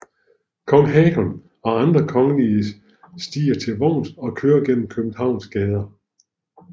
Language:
Danish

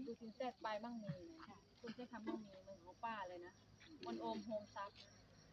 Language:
Thai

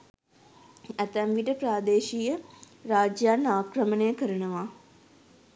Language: Sinhala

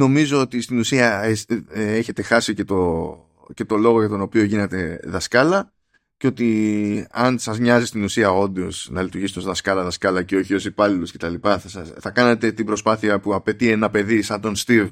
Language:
Greek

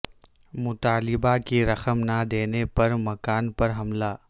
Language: Urdu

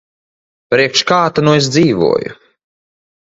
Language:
Latvian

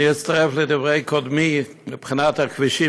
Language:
Hebrew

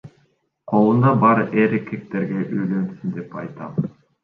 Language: Kyrgyz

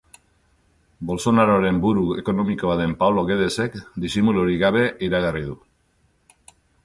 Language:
Basque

